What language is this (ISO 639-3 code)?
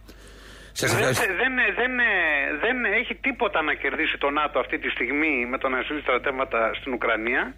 ell